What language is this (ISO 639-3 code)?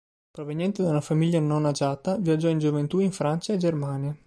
ita